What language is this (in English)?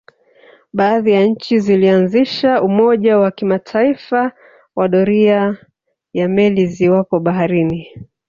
Swahili